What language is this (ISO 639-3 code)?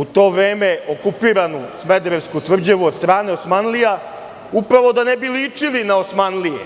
srp